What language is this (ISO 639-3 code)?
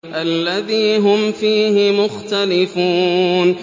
ara